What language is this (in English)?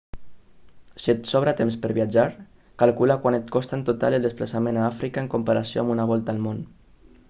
Catalan